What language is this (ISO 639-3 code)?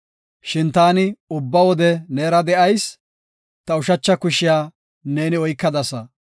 gof